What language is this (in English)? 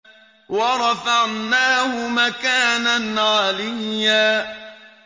Arabic